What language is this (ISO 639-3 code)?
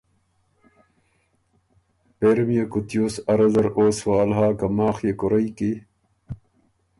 oru